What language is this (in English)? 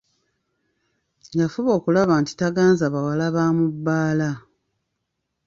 Ganda